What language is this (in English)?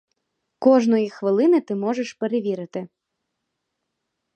Ukrainian